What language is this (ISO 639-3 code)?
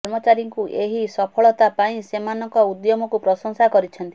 ori